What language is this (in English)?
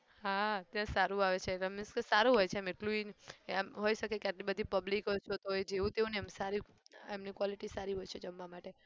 Gujarati